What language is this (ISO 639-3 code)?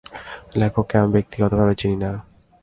ben